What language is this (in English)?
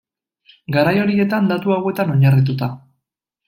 Basque